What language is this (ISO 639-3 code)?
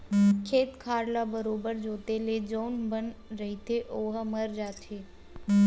hne